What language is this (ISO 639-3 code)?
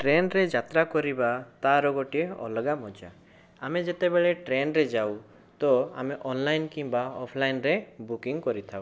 ori